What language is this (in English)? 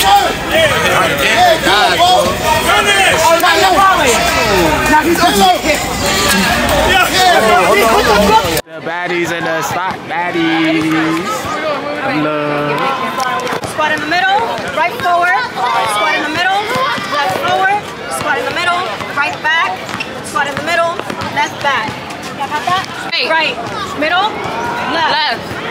English